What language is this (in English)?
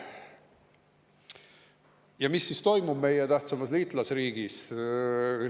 Estonian